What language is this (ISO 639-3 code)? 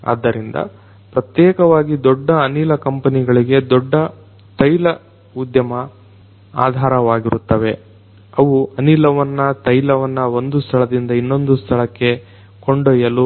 kan